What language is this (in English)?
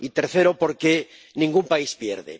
Spanish